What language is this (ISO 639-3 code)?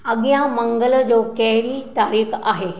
snd